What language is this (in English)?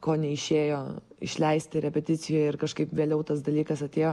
Lithuanian